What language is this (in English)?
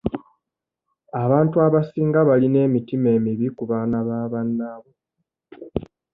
Ganda